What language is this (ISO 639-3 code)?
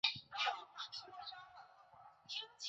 zho